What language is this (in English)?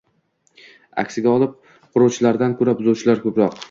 Uzbek